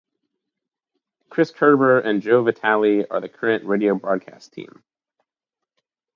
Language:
English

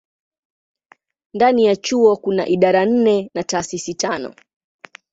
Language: Swahili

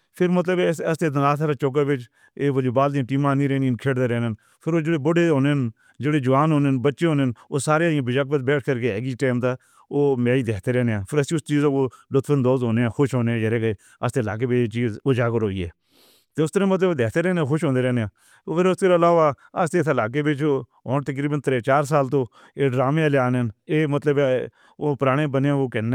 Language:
Northern Hindko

